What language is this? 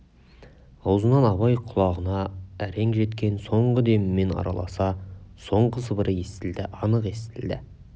Kazakh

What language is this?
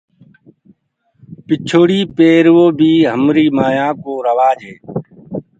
Gurgula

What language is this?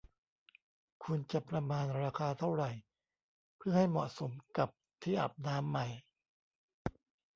Thai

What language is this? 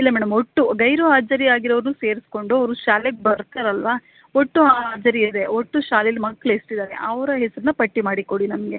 Kannada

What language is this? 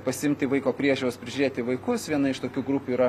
Lithuanian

